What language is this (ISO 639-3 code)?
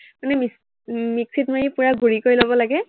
asm